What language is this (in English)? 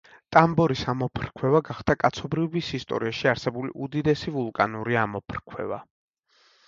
Georgian